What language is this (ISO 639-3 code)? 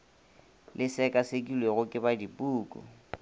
nso